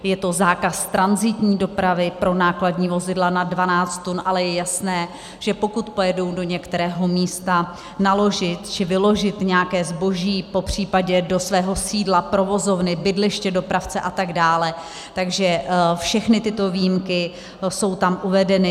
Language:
Czech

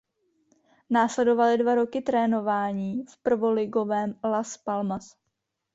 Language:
Czech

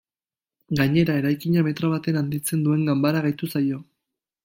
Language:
Basque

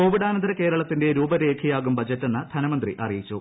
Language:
Malayalam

